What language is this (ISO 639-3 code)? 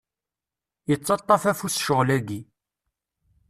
kab